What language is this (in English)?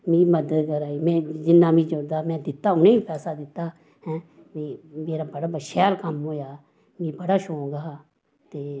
Dogri